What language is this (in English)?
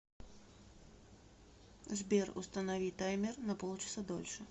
Russian